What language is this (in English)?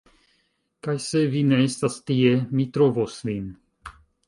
Esperanto